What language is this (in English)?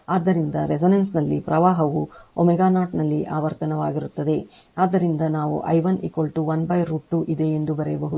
Kannada